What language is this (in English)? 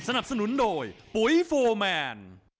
Thai